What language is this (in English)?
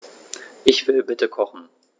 German